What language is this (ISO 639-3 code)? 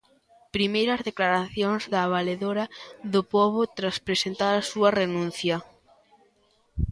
glg